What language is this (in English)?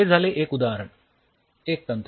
Marathi